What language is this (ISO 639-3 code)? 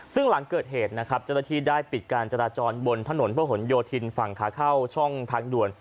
tha